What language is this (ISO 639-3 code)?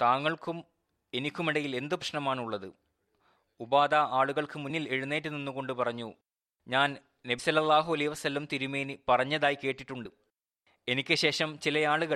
mal